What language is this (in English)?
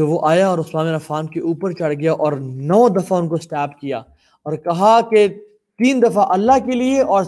Urdu